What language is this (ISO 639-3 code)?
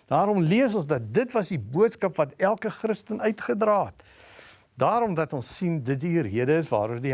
nld